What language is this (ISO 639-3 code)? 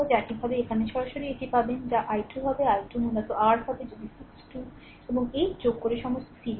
ben